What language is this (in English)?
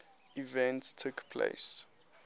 English